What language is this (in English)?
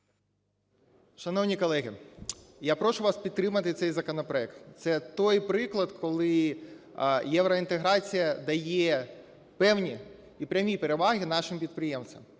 Ukrainian